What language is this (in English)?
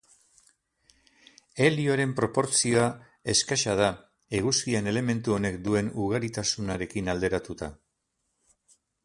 Basque